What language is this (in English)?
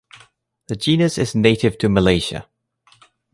English